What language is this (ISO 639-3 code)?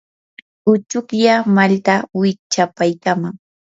qur